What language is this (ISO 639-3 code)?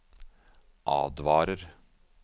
nor